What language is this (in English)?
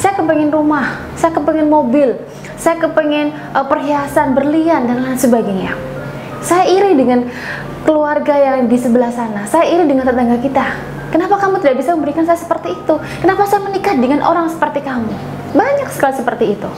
Indonesian